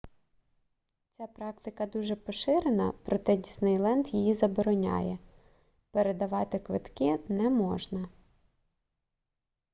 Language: Ukrainian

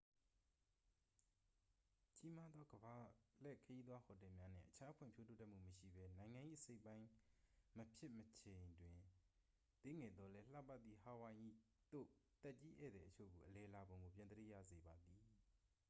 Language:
Burmese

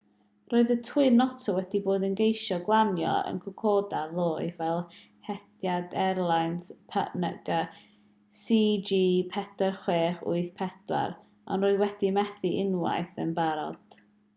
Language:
Welsh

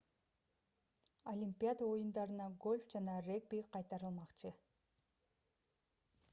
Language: Kyrgyz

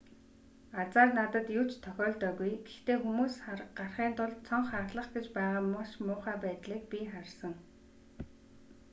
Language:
Mongolian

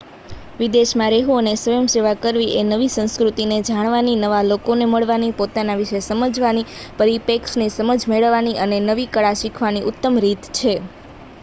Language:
Gujarati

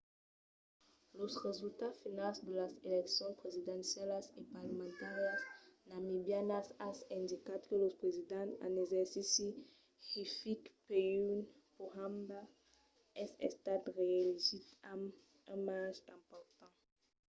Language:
Occitan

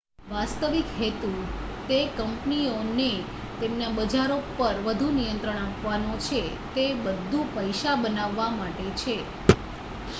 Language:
Gujarati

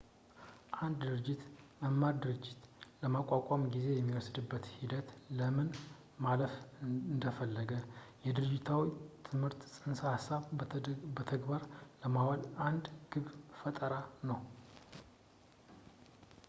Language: Amharic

